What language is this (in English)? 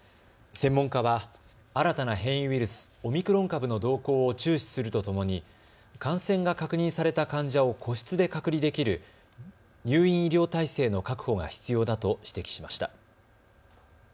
Japanese